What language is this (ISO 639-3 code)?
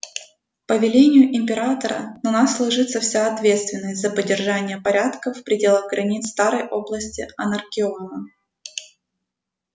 rus